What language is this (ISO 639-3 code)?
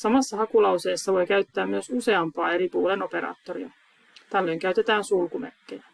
fin